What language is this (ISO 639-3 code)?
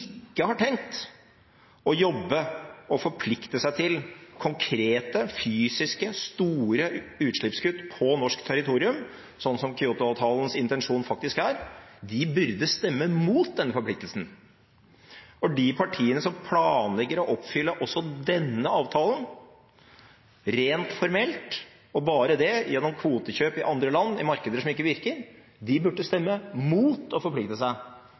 nob